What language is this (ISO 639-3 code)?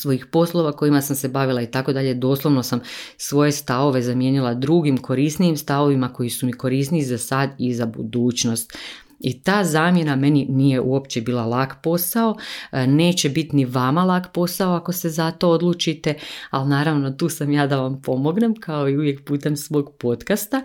hrv